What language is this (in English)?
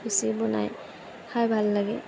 Assamese